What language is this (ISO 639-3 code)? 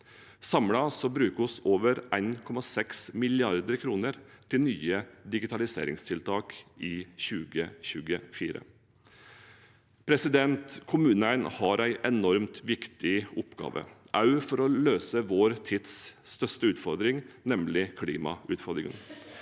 nor